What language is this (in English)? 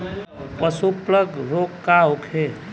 Bhojpuri